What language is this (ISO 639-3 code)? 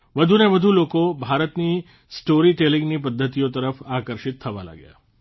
guj